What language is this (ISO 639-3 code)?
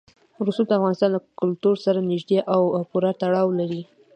pus